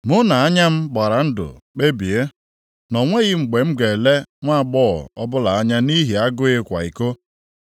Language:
Igbo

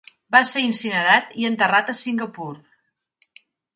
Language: Catalan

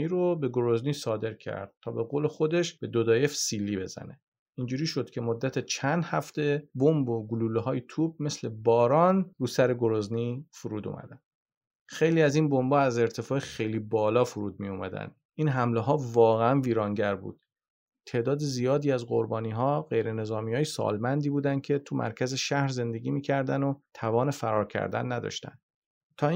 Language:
Persian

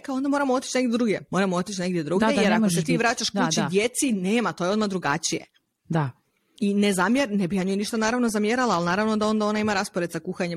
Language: Croatian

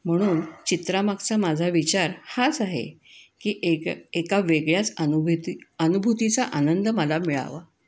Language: Marathi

